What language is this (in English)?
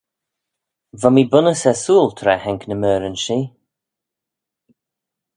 Manx